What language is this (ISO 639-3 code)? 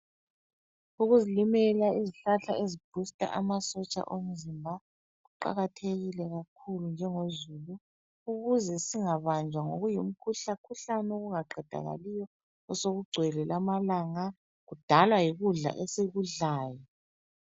nde